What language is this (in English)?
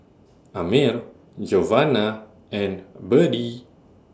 English